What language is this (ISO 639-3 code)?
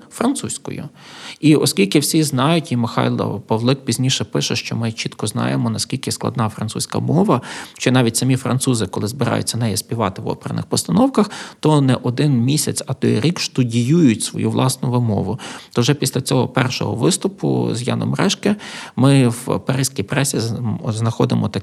ukr